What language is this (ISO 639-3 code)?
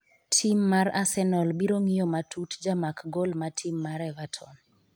luo